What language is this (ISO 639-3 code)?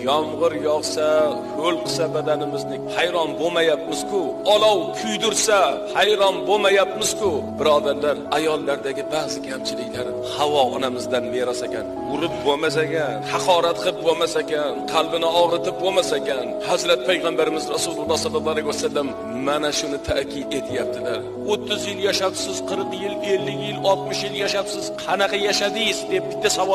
tur